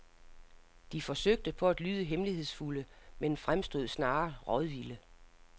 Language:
Danish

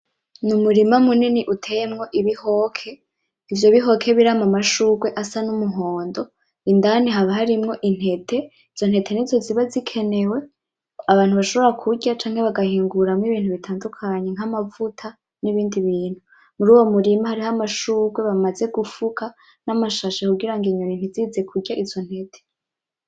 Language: Rundi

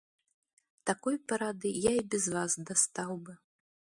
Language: Belarusian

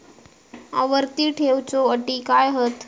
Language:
Marathi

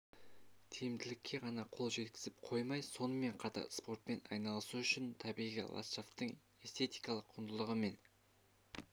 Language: Kazakh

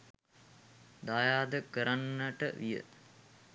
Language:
Sinhala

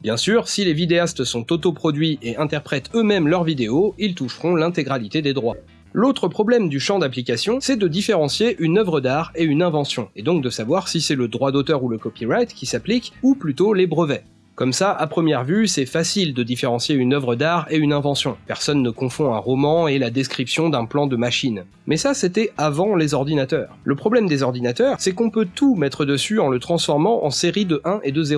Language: French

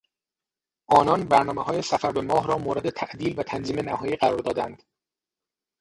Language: Persian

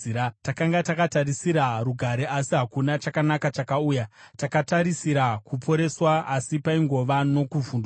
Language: Shona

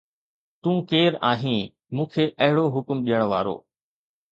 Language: Sindhi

